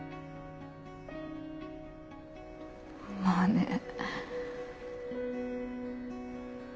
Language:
Japanese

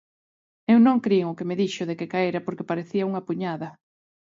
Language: Galician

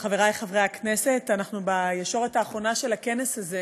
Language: Hebrew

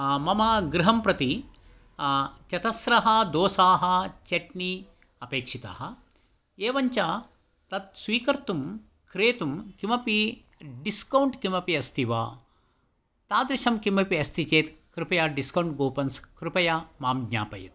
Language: Sanskrit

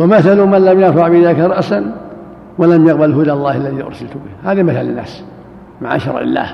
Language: Arabic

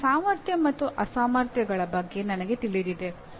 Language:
Kannada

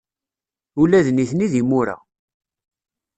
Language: Kabyle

